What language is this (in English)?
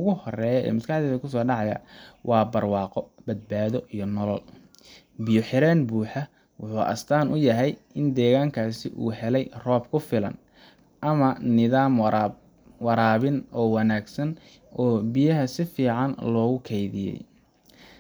Somali